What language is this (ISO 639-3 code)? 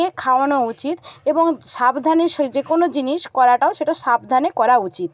ben